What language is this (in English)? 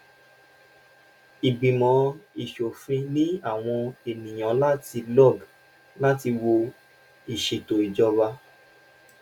Yoruba